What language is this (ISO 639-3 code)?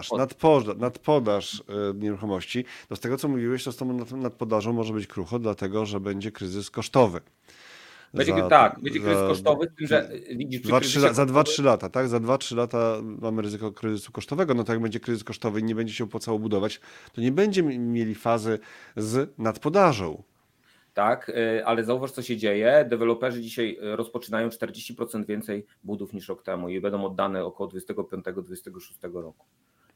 pol